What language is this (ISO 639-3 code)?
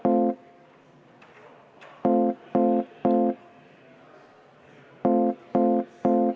est